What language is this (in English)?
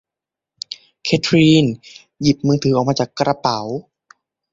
Thai